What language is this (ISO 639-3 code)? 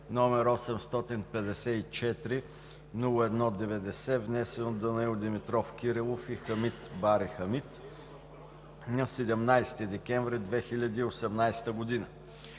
bul